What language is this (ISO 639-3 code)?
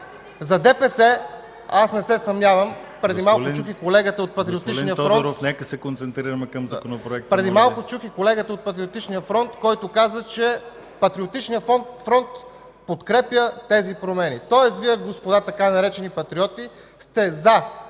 bul